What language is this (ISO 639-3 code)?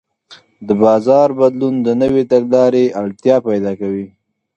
pus